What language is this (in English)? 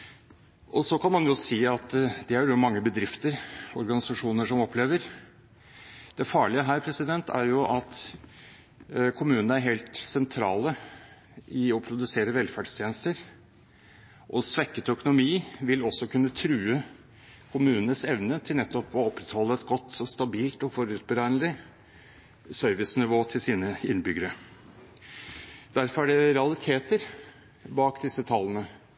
Norwegian Bokmål